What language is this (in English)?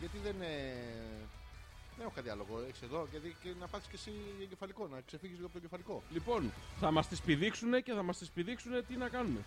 Greek